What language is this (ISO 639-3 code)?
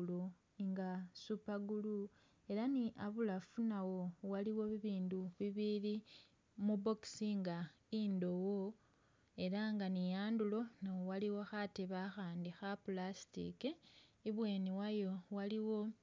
myx